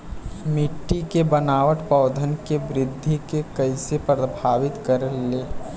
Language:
Bhojpuri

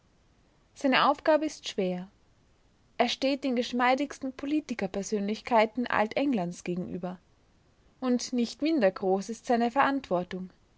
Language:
German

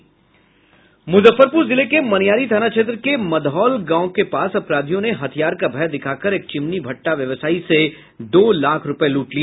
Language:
Hindi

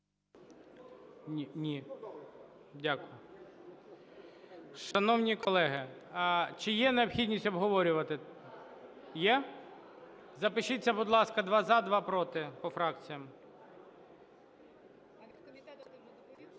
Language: Ukrainian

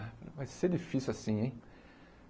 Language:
Portuguese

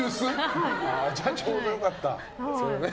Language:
Japanese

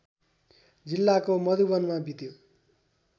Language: Nepali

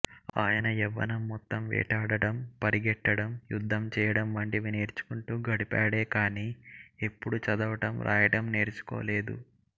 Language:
Telugu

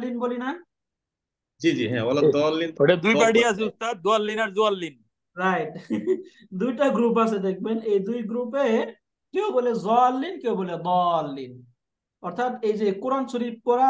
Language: Bangla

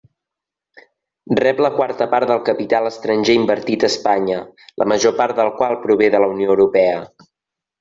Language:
Catalan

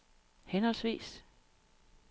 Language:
Danish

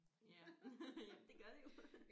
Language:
Danish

